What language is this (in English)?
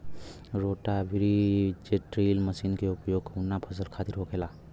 Bhojpuri